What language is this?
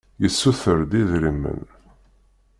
Kabyle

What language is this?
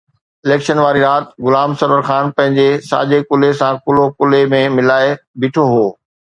Sindhi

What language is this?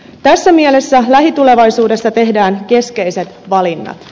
Finnish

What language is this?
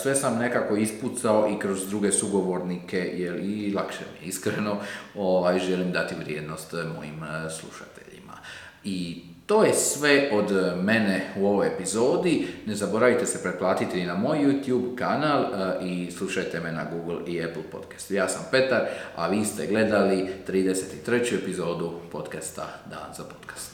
Croatian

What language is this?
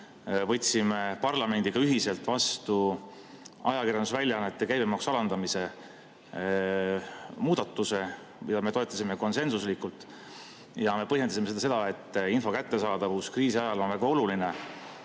Estonian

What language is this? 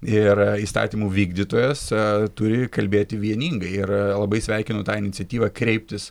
Lithuanian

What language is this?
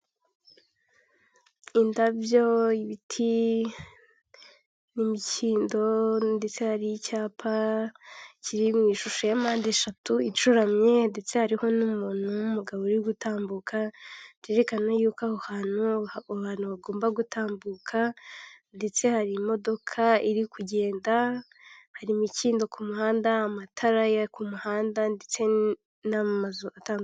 Kinyarwanda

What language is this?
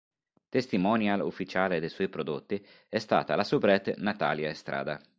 Italian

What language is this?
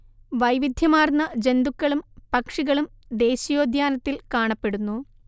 Malayalam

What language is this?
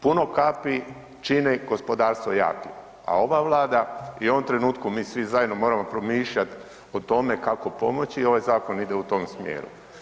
Croatian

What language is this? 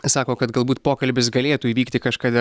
Lithuanian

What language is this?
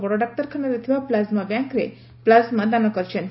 Odia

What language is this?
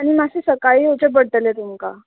Konkani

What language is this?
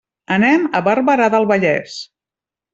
Catalan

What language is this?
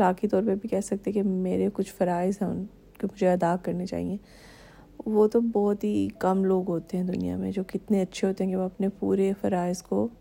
Urdu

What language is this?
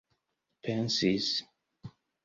Esperanto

